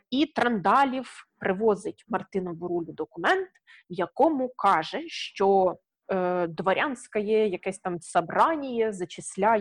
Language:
Ukrainian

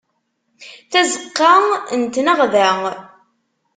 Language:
Kabyle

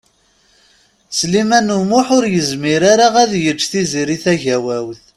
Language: Kabyle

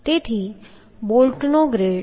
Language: Gujarati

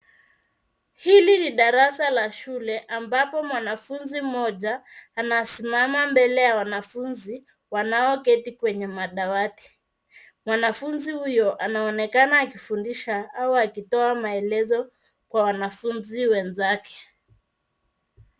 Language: Swahili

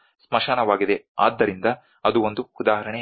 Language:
Kannada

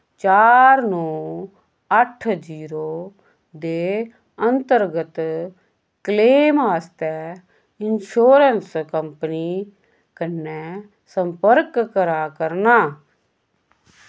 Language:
Dogri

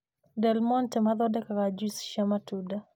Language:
Kikuyu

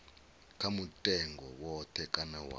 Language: Venda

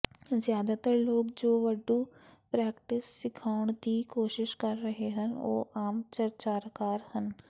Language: Punjabi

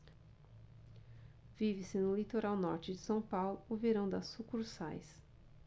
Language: Portuguese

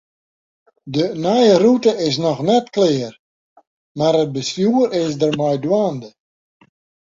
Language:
Western Frisian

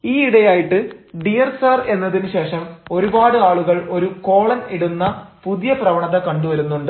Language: Malayalam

